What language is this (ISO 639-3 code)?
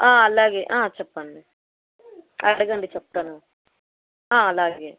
tel